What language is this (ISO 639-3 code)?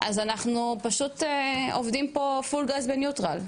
heb